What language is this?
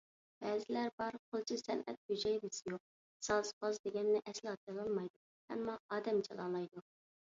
Uyghur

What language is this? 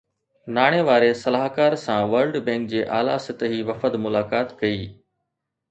Sindhi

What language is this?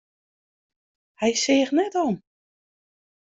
Western Frisian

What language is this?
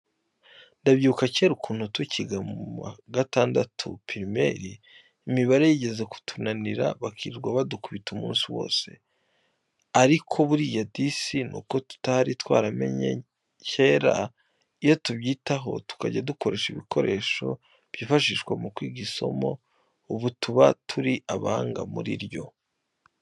Kinyarwanda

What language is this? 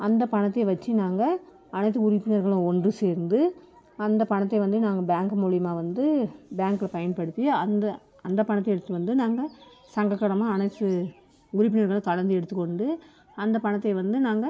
Tamil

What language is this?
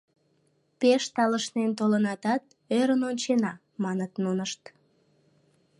Mari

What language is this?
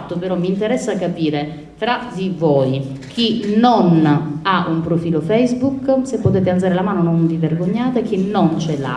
Italian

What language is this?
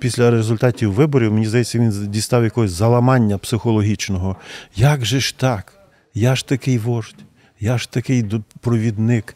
Ukrainian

